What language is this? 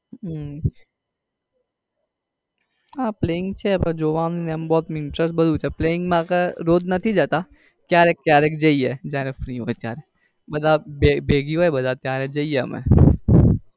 Gujarati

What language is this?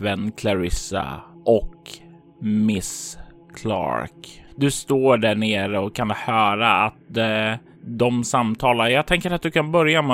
Swedish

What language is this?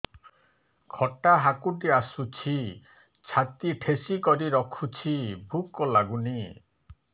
Odia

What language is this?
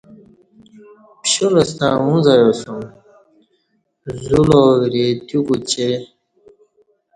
Kati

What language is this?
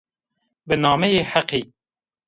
Zaza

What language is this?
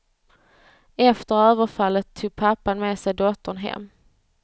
Swedish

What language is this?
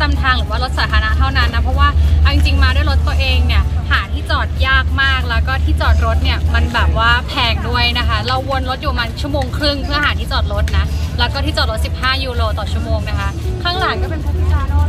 Thai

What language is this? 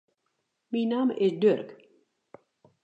Western Frisian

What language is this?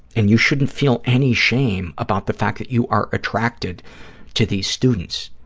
English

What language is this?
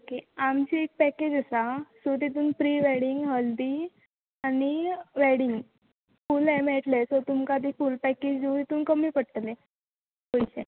Konkani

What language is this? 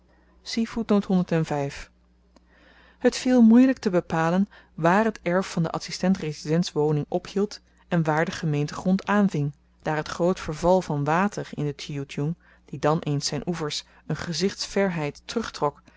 Dutch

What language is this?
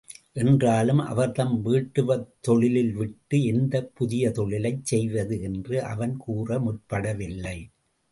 Tamil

